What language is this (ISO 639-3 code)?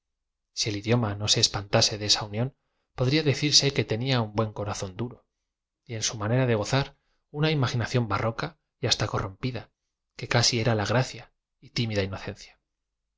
spa